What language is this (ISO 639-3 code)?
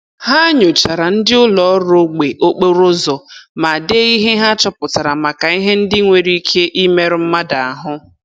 ibo